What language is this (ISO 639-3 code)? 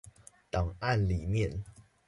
zho